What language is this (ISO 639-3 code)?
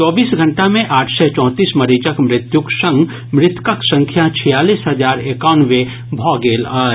mai